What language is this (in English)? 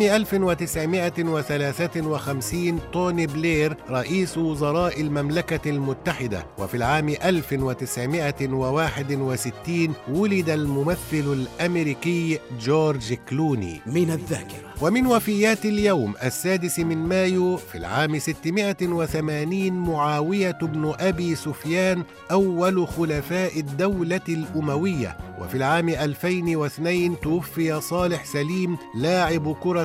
Arabic